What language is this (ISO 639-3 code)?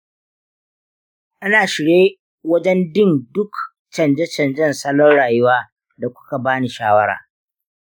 hau